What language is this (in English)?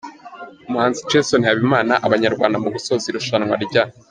Kinyarwanda